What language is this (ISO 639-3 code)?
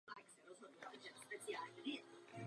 ces